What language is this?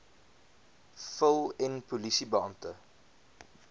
Afrikaans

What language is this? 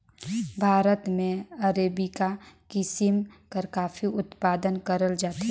Chhattisgarhi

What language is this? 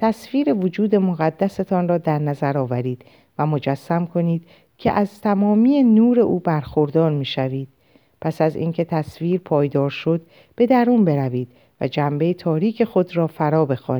Persian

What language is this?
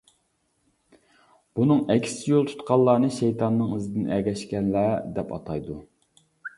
Uyghur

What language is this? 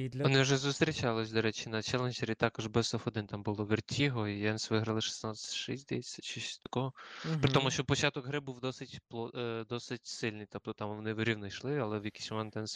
Ukrainian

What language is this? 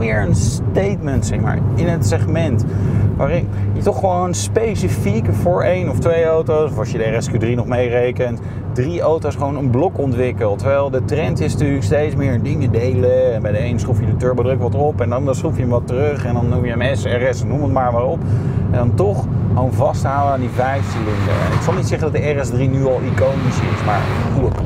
Dutch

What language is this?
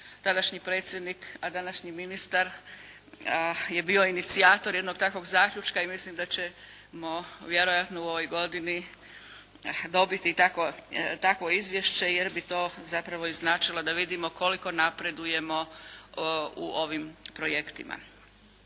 Croatian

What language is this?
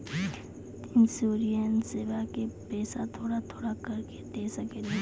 Maithili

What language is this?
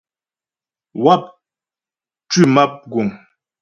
Ghomala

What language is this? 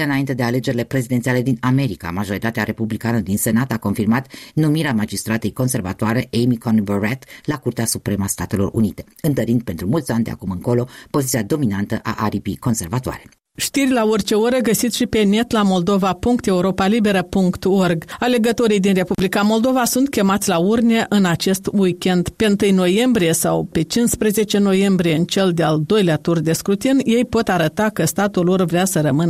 Romanian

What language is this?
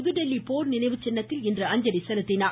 Tamil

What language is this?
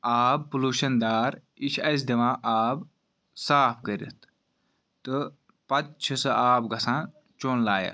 Kashmiri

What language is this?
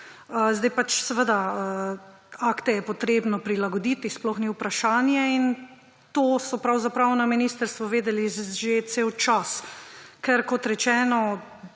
Slovenian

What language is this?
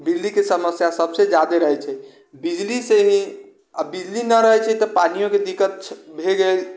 Maithili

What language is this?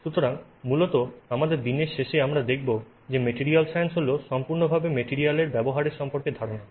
Bangla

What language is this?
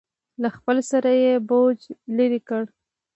Pashto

